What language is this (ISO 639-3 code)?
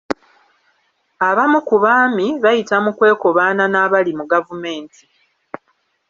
lug